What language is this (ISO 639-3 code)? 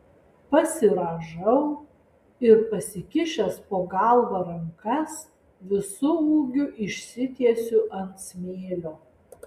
lit